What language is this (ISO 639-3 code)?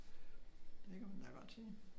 dan